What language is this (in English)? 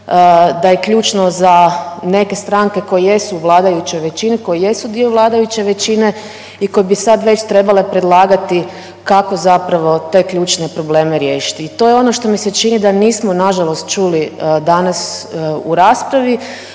Croatian